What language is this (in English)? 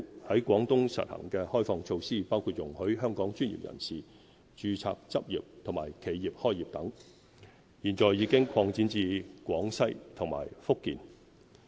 Cantonese